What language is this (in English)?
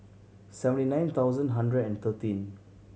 English